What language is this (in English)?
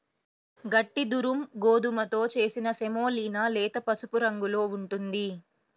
Telugu